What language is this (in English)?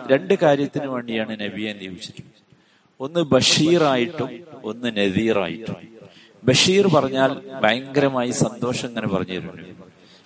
Malayalam